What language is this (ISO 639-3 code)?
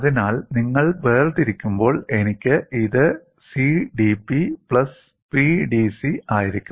mal